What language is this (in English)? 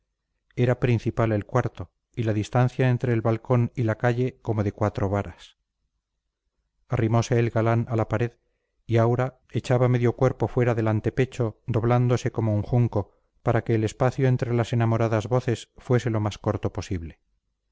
Spanish